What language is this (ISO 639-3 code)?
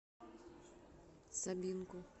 rus